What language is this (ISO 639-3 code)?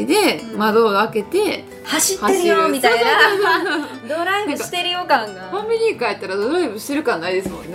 jpn